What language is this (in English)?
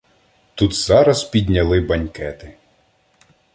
Ukrainian